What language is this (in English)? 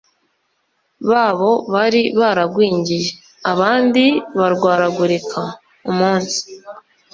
Kinyarwanda